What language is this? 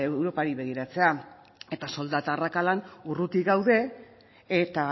Basque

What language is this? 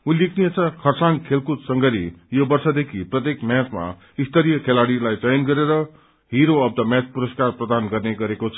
Nepali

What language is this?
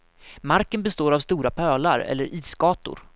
Swedish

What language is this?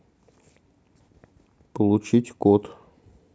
Russian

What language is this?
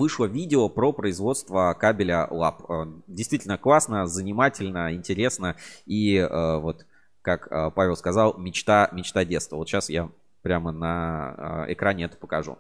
Russian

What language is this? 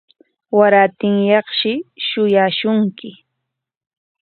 Corongo Ancash Quechua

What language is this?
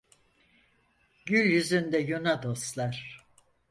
Turkish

